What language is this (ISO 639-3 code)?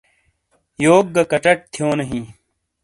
scl